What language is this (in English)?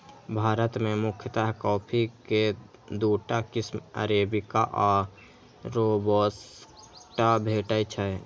Maithili